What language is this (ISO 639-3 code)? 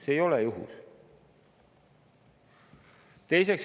est